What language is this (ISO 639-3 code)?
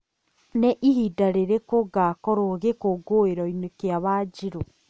kik